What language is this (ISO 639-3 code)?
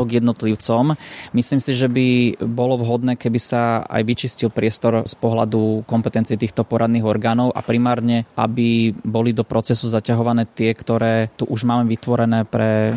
slk